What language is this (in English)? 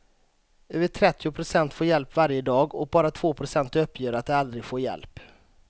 Swedish